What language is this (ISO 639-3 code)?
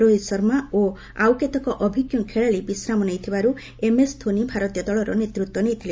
ori